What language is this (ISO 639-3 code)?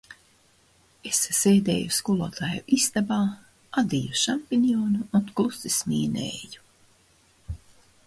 lav